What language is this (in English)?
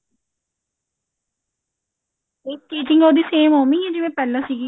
Punjabi